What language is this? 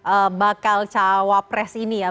Indonesian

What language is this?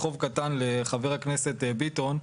Hebrew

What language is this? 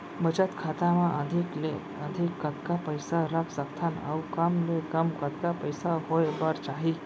Chhattisgarhi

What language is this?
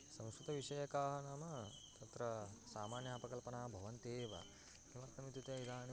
Sanskrit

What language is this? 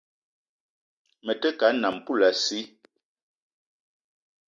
Eton (Cameroon)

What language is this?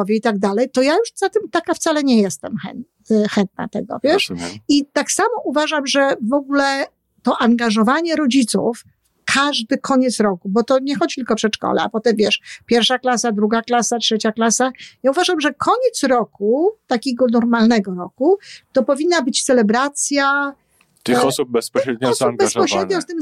Polish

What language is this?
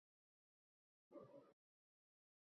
Uzbek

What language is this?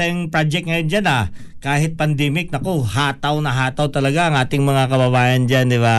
Filipino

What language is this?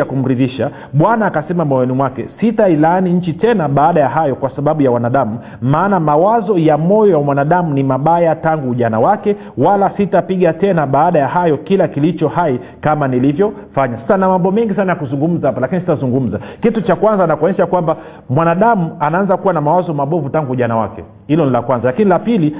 Swahili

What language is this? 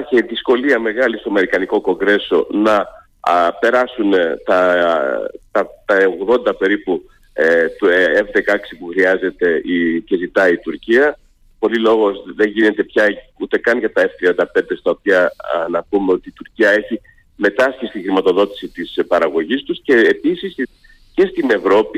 Greek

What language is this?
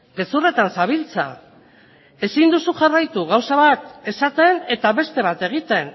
Basque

